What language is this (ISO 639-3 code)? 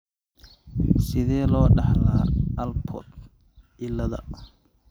som